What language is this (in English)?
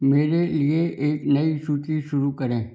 Hindi